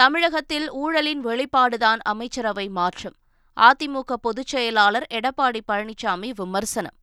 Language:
Tamil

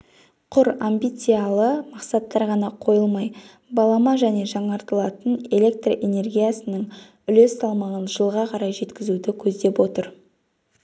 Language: Kazakh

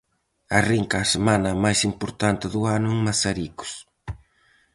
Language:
Galician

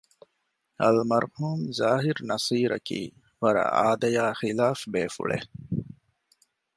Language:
Divehi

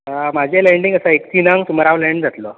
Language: Konkani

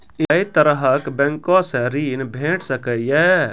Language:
Maithili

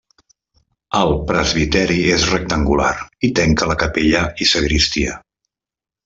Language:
Catalan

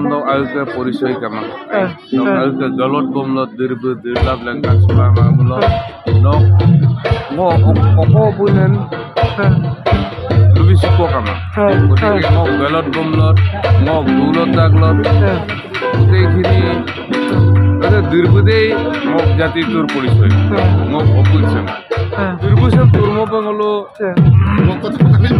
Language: Arabic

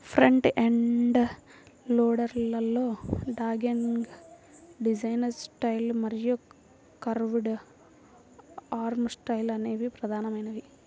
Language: Telugu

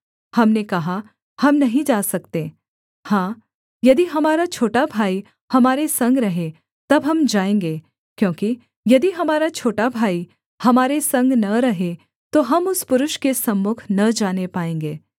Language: Hindi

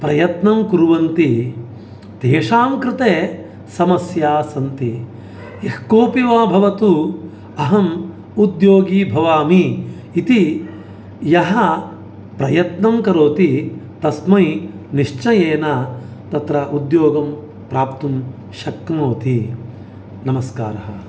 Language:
Sanskrit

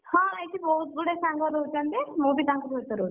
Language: Odia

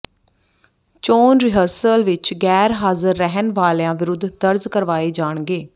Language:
Punjabi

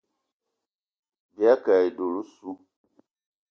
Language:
Eton (Cameroon)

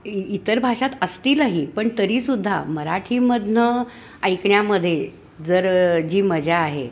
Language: Marathi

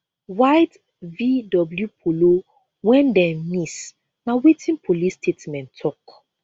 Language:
Nigerian Pidgin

